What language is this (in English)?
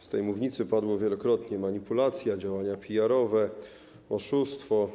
Polish